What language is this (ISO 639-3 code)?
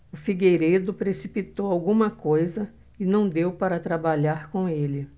por